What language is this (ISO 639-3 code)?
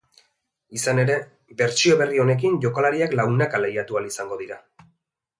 eus